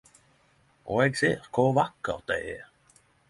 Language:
Norwegian Nynorsk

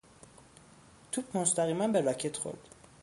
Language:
Persian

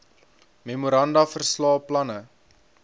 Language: Afrikaans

